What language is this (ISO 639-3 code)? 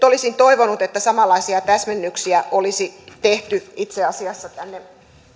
fin